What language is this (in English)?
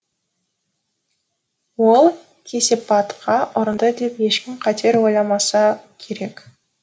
Kazakh